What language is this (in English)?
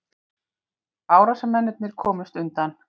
Icelandic